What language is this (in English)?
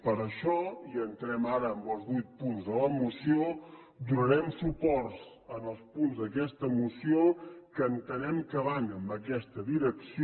Catalan